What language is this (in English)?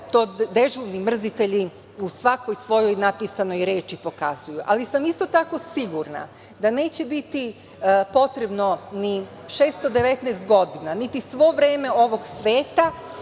Serbian